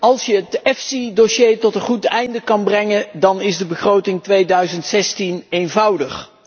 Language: Dutch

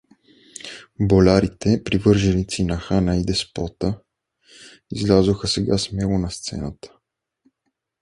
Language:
Bulgarian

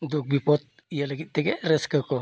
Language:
Santali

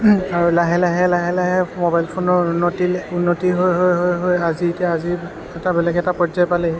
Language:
Assamese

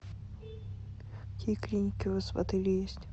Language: Russian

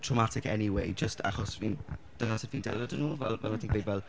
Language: Welsh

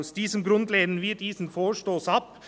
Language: Swiss German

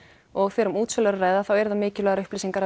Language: Icelandic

